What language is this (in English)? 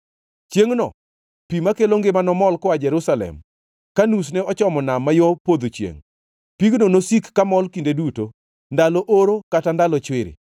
Luo (Kenya and Tanzania)